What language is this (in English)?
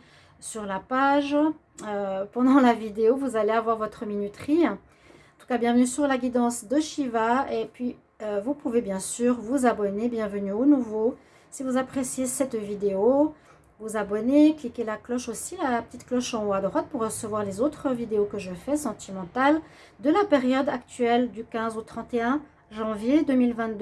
French